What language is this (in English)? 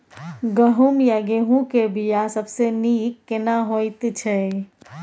Maithili